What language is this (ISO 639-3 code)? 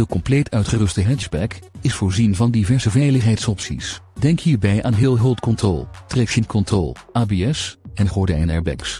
nld